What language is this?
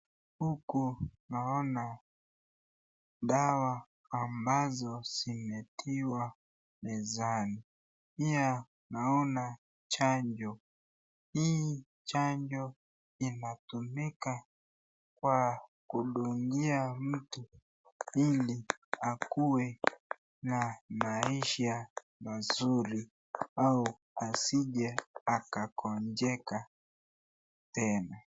Swahili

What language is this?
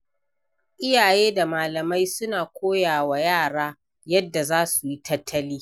Hausa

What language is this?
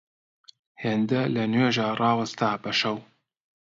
Central Kurdish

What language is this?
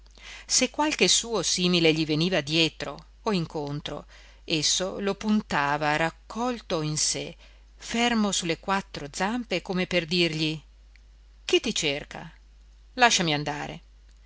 Italian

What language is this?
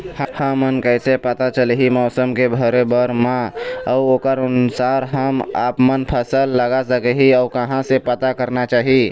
Chhattisgarhi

